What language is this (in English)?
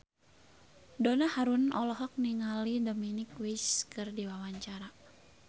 Sundanese